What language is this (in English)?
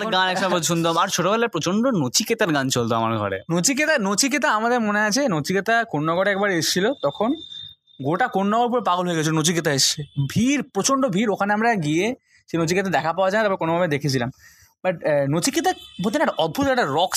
Bangla